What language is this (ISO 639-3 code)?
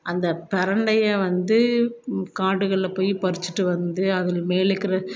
tam